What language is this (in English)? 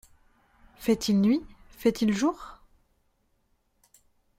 French